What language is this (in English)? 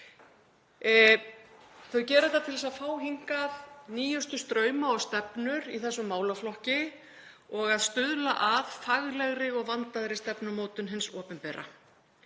Icelandic